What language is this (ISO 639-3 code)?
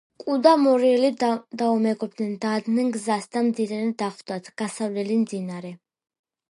kat